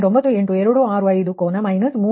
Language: Kannada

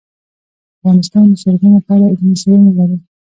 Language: Pashto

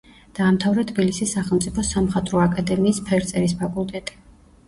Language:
Georgian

